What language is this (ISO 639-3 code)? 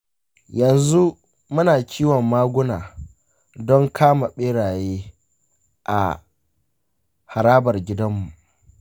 hau